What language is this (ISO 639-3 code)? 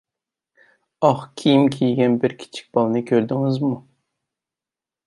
uig